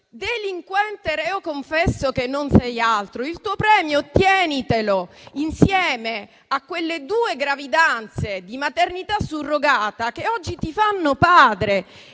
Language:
Italian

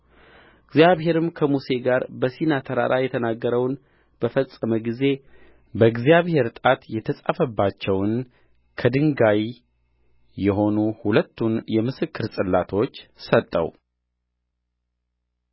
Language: Amharic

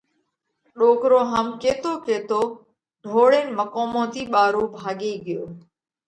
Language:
Parkari Koli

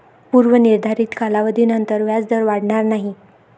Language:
Marathi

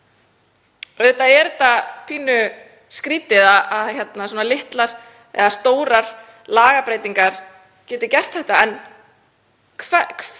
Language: Icelandic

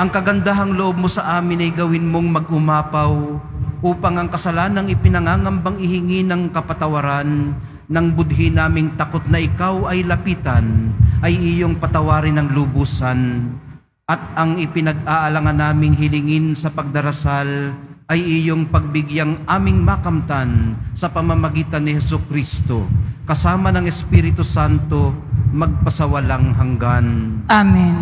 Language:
Filipino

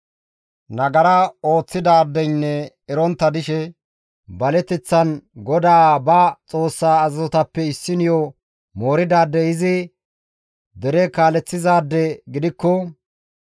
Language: Gamo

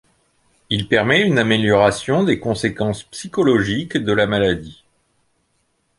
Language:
French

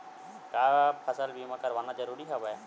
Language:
Chhattisgarhi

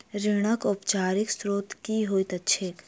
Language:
Maithili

